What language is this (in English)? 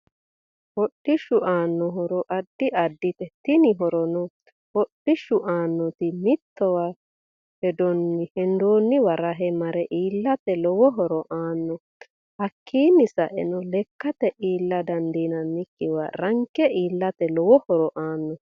Sidamo